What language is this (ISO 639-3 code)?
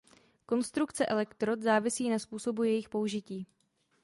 ces